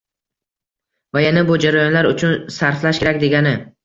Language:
Uzbek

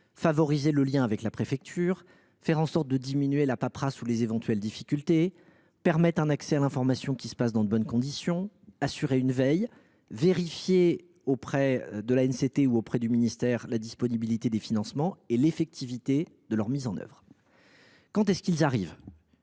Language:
French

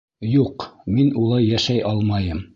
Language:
Bashkir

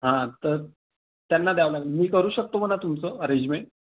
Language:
Marathi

